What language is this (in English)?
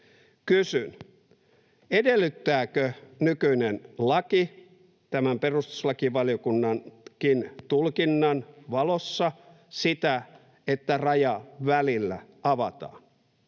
Finnish